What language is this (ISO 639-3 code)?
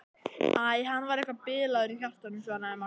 isl